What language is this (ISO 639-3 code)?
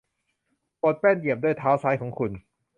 tha